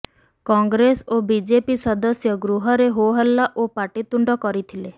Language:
Odia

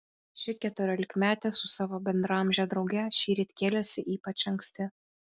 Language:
Lithuanian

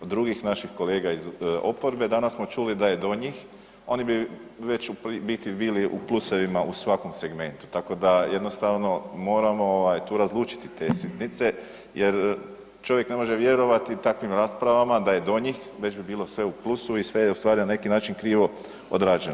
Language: Croatian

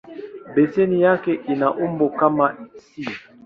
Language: Swahili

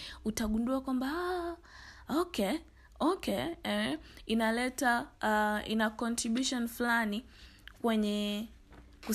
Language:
Swahili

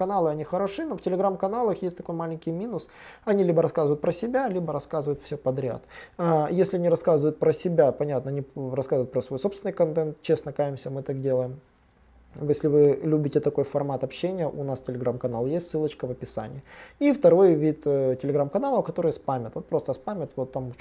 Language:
Russian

